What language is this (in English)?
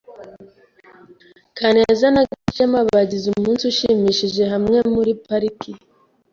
Kinyarwanda